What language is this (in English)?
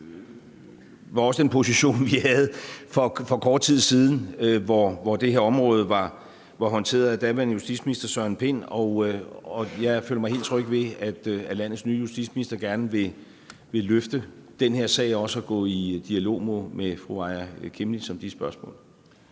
Danish